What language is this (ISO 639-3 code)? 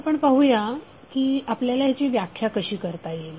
mar